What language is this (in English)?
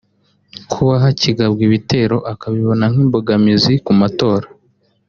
Kinyarwanda